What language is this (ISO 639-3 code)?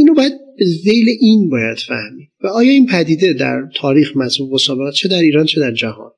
fas